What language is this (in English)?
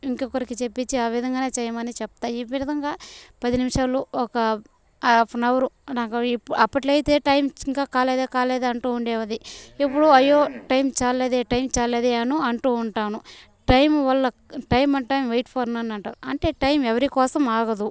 Telugu